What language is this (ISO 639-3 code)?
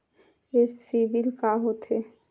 hne